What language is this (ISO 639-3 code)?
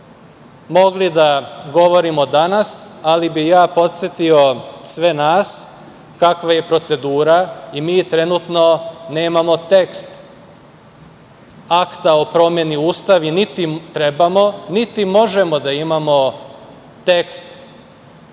srp